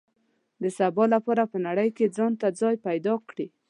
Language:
Pashto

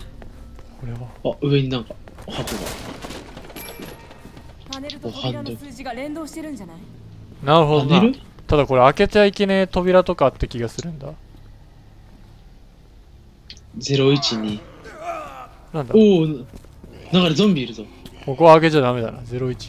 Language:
Japanese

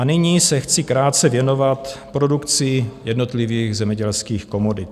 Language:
Czech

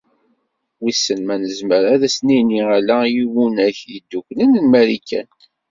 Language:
Kabyle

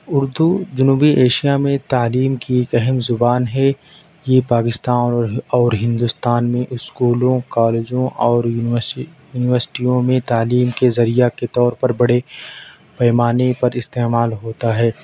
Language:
Urdu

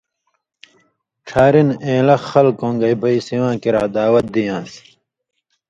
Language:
Indus Kohistani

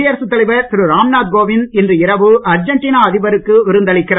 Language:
Tamil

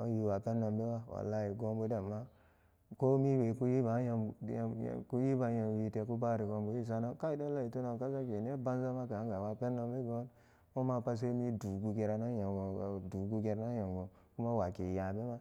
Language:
Samba Daka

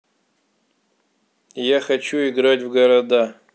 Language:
Russian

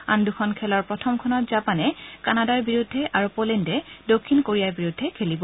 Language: Assamese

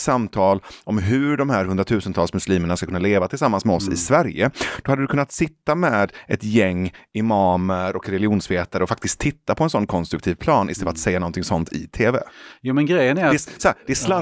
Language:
Swedish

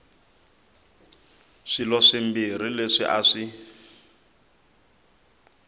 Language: Tsonga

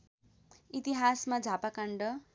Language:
Nepali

